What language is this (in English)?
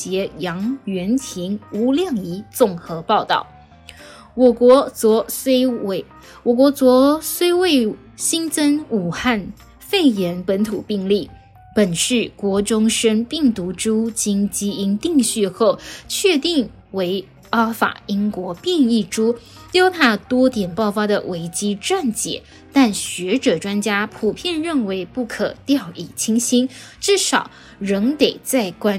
Chinese